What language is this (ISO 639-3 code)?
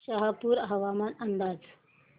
mar